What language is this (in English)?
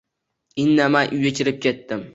Uzbek